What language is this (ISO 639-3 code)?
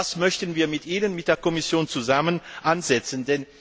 deu